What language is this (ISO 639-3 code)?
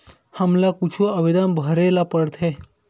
hne